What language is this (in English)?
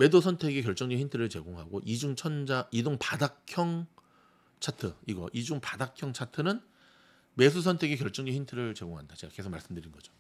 Korean